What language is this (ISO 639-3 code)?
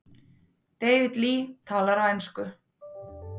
isl